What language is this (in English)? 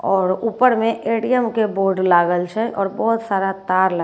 Maithili